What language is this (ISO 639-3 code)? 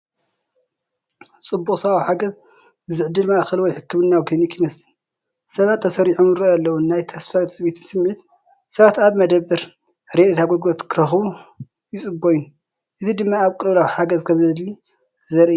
tir